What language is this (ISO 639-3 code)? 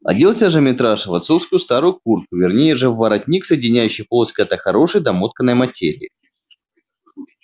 rus